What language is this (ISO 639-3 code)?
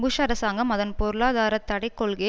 tam